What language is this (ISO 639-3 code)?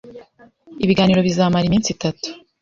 kin